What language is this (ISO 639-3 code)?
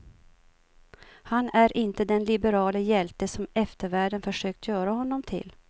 swe